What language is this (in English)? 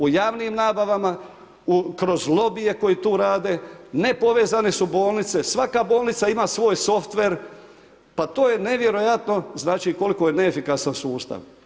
Croatian